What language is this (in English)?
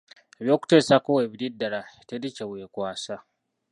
Ganda